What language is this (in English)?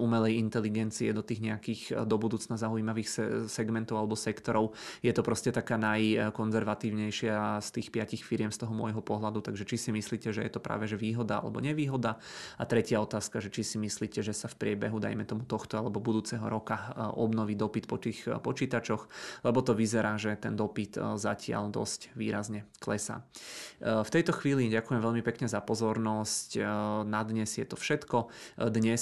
Czech